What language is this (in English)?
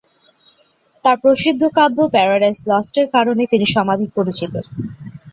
Bangla